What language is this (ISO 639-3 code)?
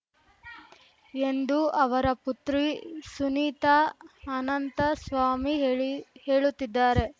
kan